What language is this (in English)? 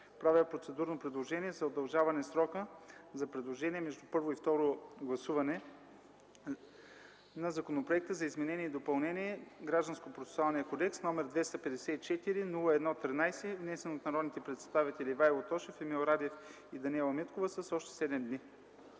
Bulgarian